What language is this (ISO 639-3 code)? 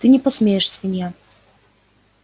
rus